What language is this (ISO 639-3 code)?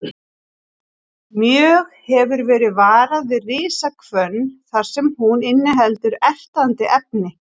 isl